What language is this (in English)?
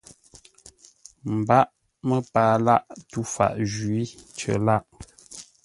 Ngombale